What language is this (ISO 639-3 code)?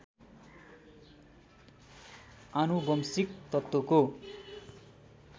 nep